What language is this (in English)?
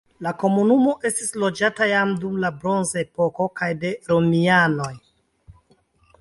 Esperanto